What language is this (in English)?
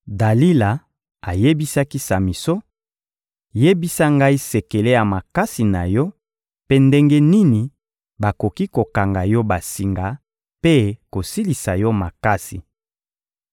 Lingala